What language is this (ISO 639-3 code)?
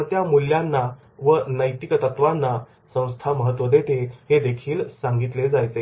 mar